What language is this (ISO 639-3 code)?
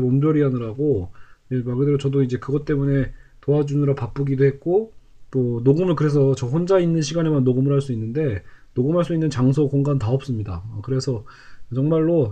kor